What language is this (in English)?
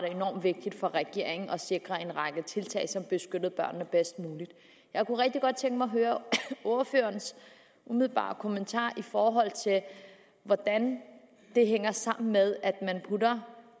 Danish